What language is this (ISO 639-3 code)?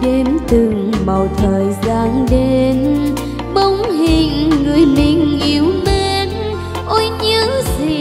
vie